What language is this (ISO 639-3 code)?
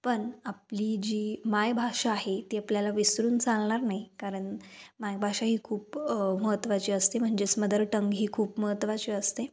mar